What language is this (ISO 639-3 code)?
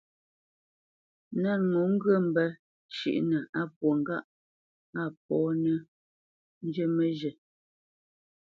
bce